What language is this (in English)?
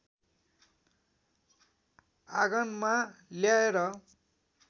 Nepali